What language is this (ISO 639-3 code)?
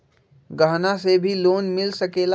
mag